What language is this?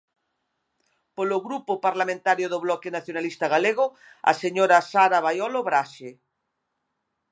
Galician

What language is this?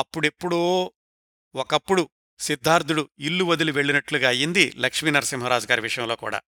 Telugu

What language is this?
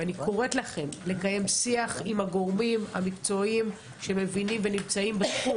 Hebrew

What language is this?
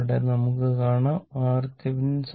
Malayalam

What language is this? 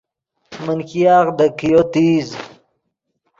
Yidgha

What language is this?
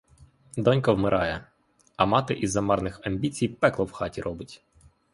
Ukrainian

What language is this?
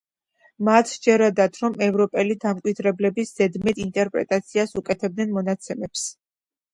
Georgian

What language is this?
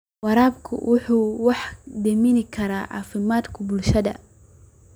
Somali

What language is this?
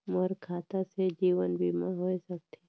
Chhattisgarhi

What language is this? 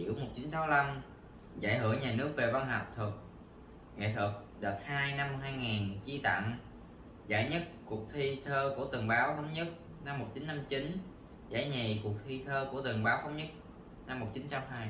Vietnamese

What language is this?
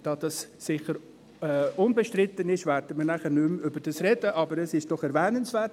Swiss German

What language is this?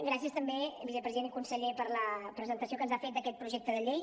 Catalan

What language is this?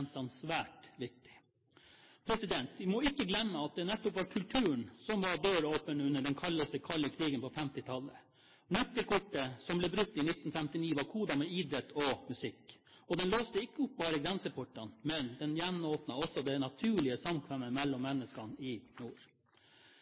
Norwegian Bokmål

